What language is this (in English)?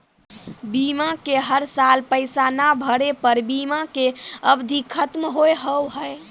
Maithili